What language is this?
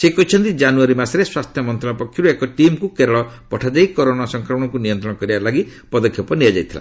Odia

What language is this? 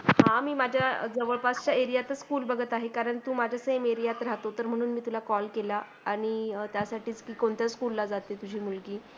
Marathi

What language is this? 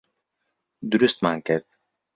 Central Kurdish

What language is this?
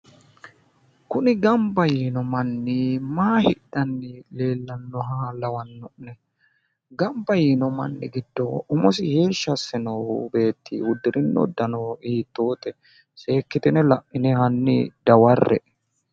Sidamo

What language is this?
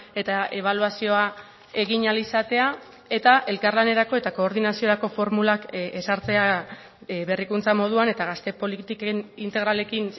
Basque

